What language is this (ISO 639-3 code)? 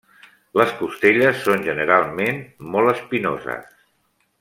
cat